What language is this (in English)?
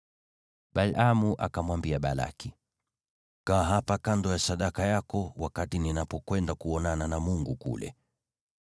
Swahili